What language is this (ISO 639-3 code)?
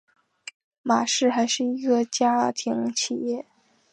zho